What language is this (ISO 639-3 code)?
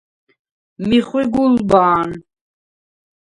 sva